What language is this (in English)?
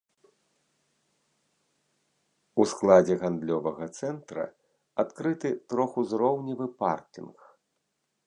Belarusian